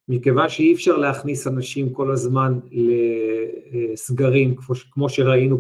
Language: Hebrew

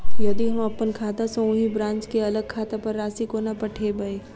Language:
Maithili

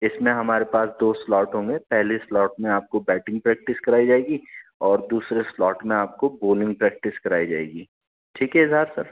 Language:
Urdu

